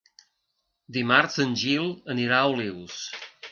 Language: Catalan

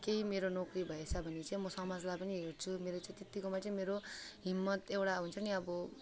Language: Nepali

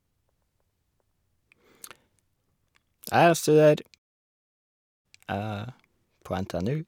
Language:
Norwegian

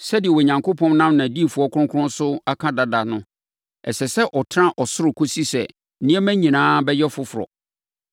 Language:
Akan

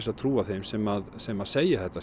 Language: Icelandic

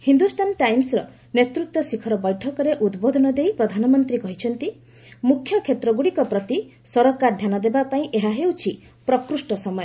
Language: Odia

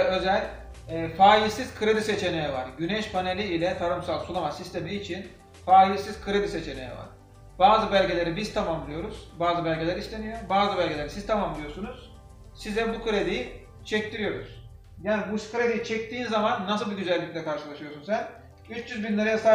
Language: Turkish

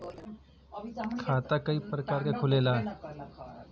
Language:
Bhojpuri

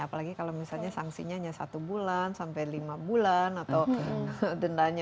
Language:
Indonesian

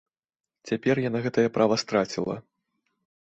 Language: Belarusian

